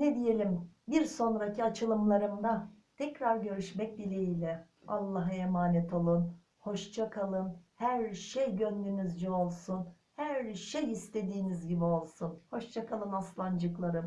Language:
Turkish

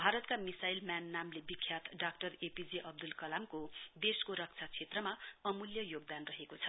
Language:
Nepali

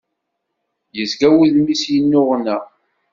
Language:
Kabyle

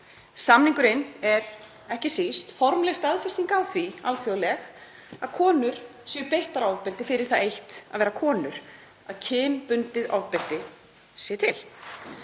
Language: Icelandic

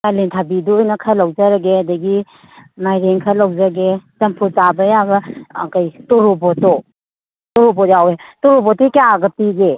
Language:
Manipuri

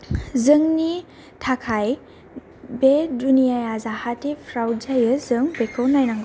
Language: Bodo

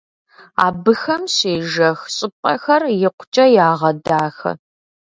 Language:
Kabardian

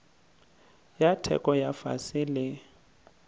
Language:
Northern Sotho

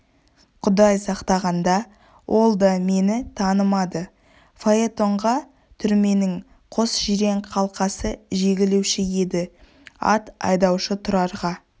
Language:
Kazakh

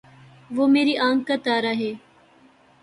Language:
Urdu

